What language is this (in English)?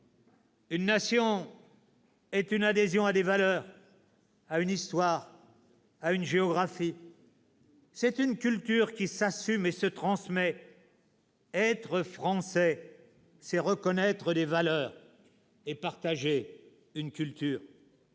French